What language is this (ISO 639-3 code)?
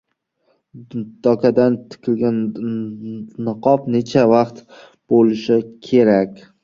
uzb